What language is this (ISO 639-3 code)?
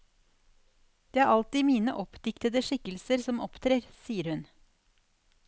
nor